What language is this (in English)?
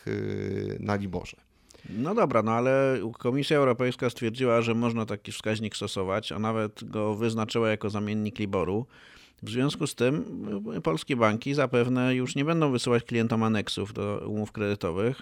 Polish